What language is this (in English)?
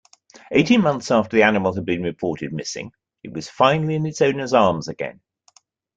English